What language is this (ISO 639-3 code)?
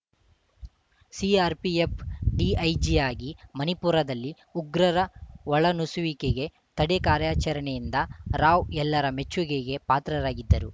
kan